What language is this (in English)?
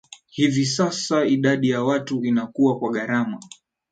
Swahili